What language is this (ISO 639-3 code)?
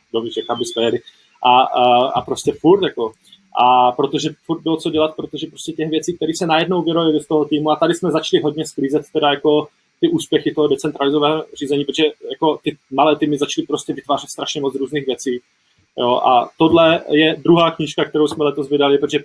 ces